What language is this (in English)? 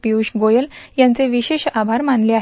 Marathi